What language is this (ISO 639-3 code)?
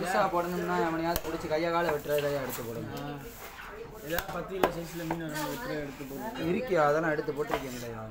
kor